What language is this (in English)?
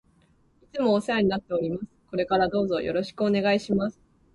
Japanese